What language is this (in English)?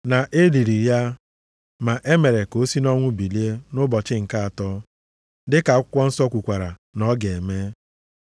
Igbo